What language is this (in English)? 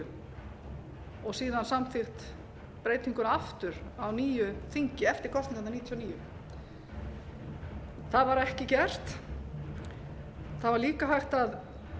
Icelandic